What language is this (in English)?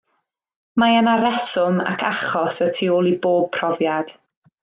Welsh